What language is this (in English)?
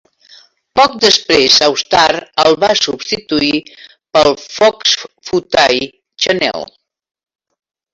Catalan